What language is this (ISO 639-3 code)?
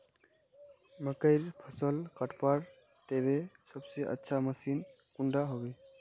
mag